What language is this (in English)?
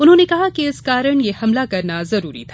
Hindi